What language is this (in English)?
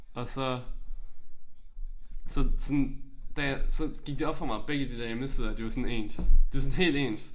Danish